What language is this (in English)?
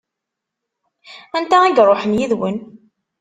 Kabyle